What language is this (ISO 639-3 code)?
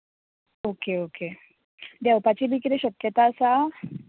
kok